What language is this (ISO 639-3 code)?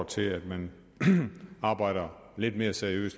dan